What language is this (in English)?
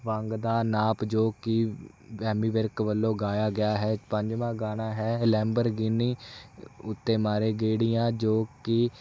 Punjabi